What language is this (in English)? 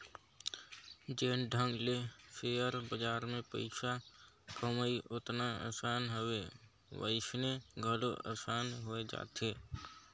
Chhattisgarhi